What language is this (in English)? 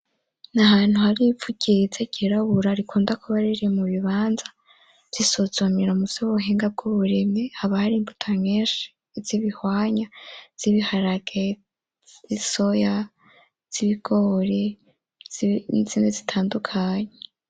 Rundi